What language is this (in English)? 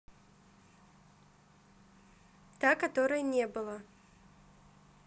Russian